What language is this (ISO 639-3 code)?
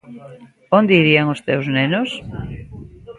glg